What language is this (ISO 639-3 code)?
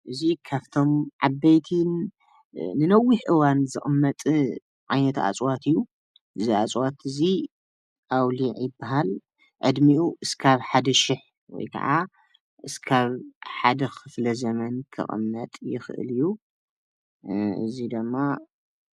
tir